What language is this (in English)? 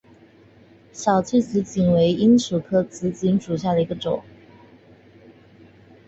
Chinese